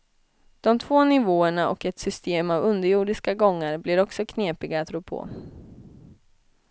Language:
Swedish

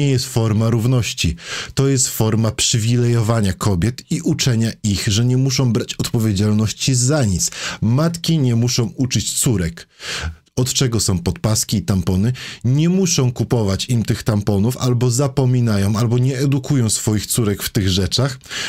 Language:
Polish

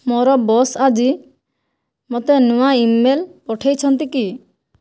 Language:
Odia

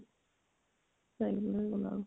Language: Odia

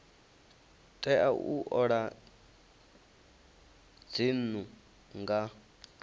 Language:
Venda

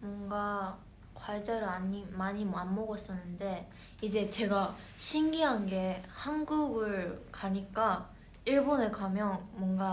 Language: Korean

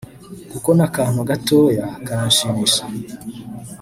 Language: Kinyarwanda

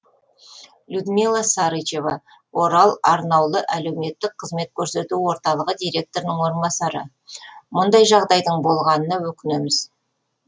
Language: Kazakh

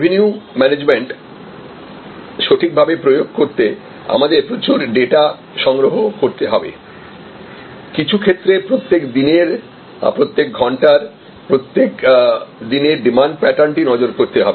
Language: Bangla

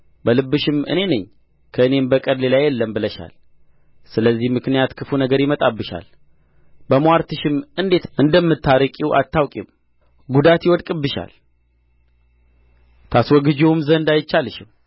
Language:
Amharic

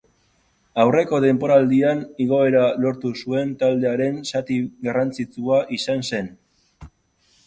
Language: Basque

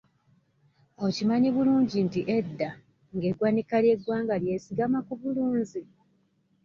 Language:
Ganda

